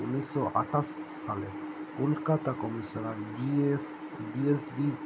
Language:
Bangla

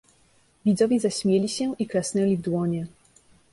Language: Polish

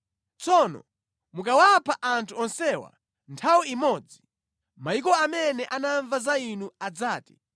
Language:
Nyanja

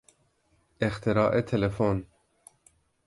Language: Persian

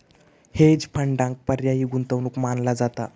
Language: Marathi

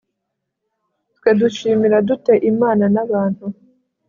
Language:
Kinyarwanda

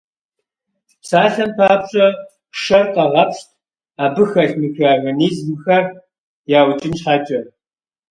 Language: Kabardian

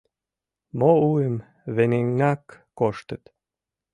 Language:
Mari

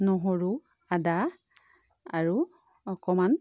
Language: Assamese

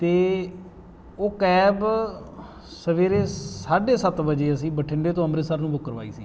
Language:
Punjabi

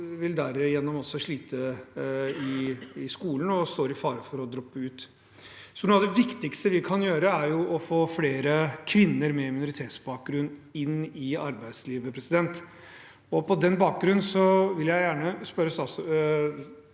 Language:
Norwegian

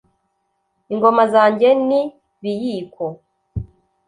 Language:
Kinyarwanda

